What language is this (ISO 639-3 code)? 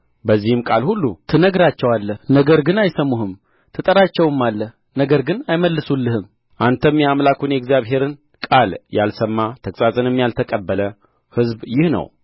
amh